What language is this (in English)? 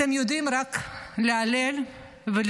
Hebrew